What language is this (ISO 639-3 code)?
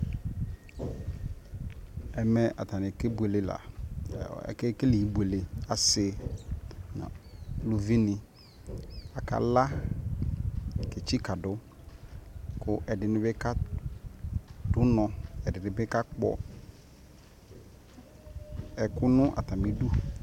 kpo